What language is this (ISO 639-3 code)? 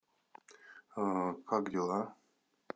rus